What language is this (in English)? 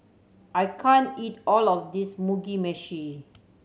English